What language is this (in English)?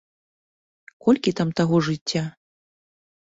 Belarusian